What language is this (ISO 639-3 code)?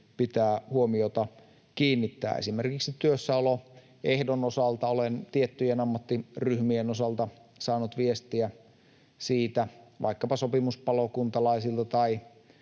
fin